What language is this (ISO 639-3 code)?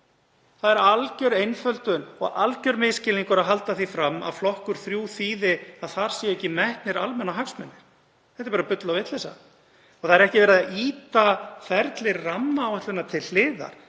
isl